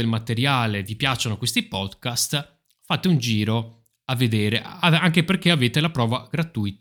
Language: Italian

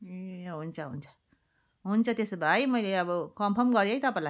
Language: Nepali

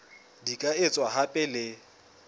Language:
Southern Sotho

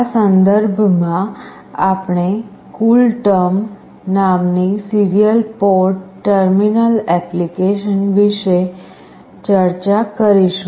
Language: Gujarati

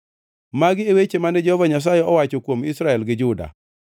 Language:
Luo (Kenya and Tanzania)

